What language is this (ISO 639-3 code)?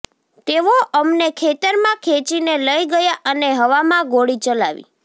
guj